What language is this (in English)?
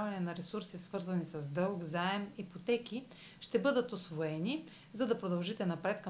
Bulgarian